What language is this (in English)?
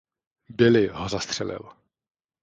Czech